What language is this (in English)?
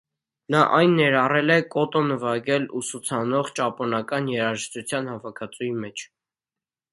Armenian